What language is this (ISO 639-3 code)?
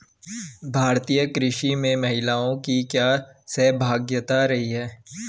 hin